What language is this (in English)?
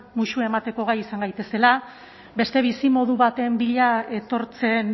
Basque